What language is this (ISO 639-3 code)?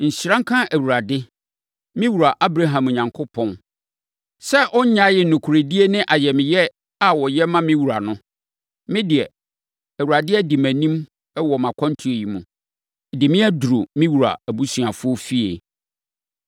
aka